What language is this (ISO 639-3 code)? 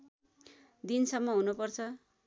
nep